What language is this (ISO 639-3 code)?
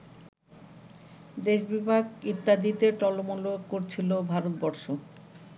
ben